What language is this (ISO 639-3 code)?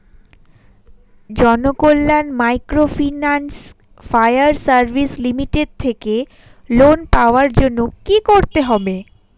ben